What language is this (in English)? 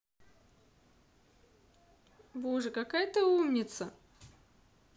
Russian